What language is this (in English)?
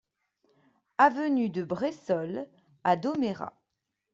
French